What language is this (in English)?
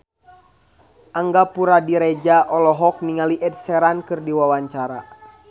Sundanese